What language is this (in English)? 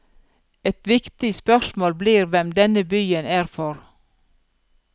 Norwegian